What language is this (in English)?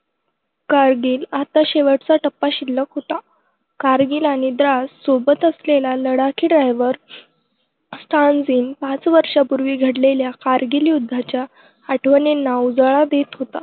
Marathi